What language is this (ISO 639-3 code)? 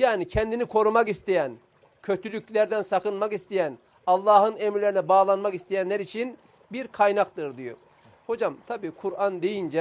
tur